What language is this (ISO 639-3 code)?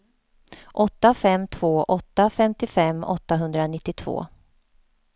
swe